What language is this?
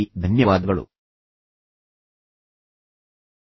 Kannada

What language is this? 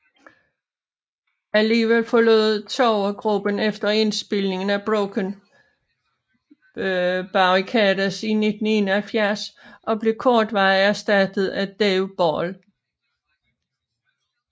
Danish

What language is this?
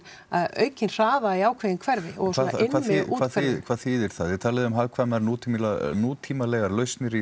Icelandic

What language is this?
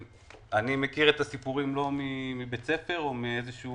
Hebrew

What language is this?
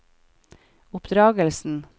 Norwegian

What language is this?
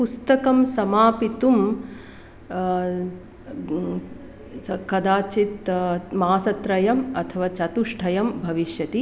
Sanskrit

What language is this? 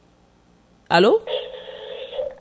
Fula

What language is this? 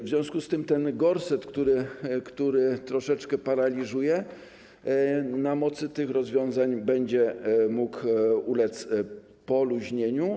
Polish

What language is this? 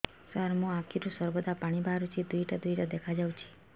Odia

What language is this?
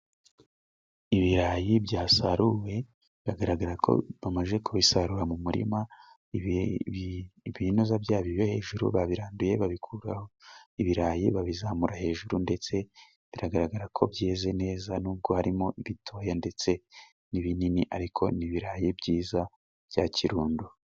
Kinyarwanda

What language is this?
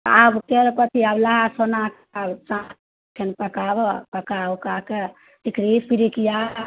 Maithili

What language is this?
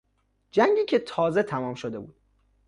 Persian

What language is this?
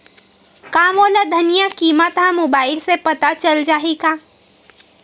Chhattisgarhi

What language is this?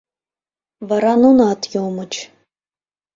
Mari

